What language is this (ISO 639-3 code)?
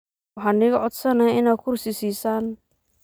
som